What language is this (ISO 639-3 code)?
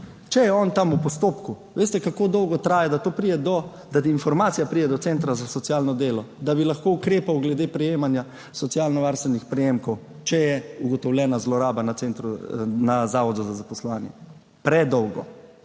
slv